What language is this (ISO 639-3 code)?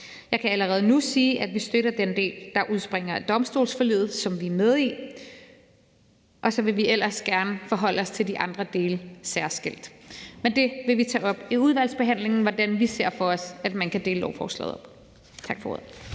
dan